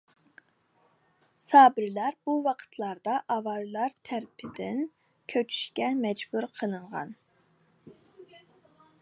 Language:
Uyghur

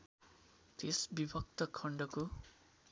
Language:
Nepali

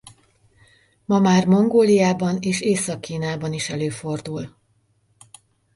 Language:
Hungarian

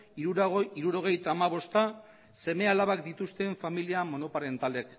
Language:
Basque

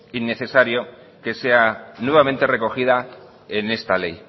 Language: Spanish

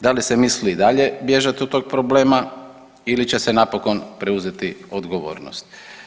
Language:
Croatian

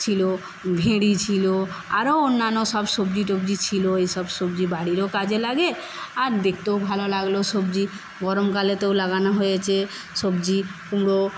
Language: Bangla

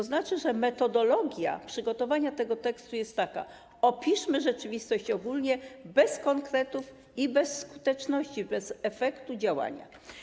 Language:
Polish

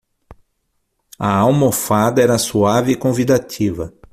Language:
Portuguese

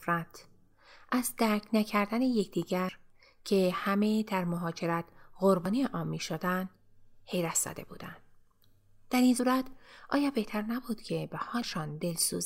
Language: Persian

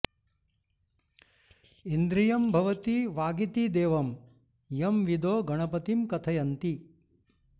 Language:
Sanskrit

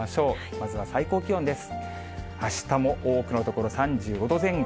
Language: Japanese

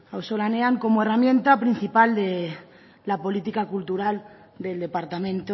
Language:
Spanish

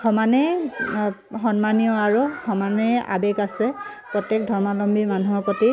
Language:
Assamese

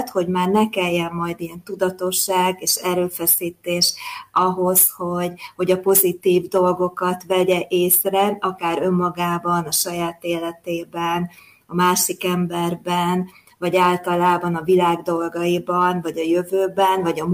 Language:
Hungarian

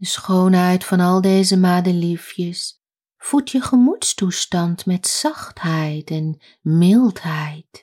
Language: Dutch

